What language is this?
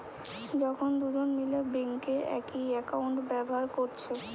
Bangla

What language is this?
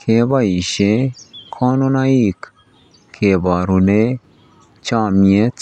Kalenjin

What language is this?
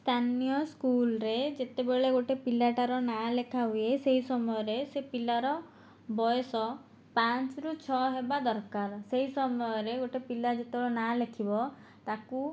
Odia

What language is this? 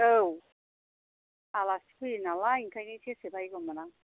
Bodo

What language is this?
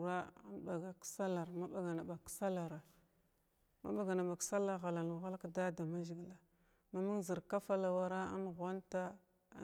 Glavda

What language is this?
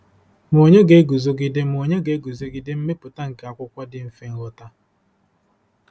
Igbo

